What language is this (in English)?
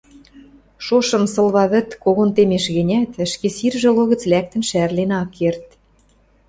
Western Mari